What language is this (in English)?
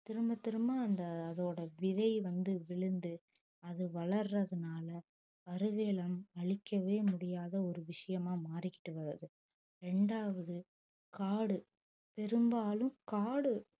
Tamil